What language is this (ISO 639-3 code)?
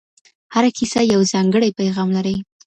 pus